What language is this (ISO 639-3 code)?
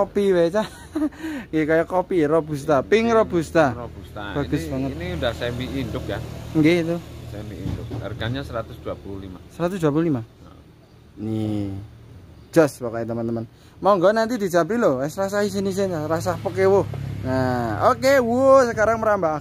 ind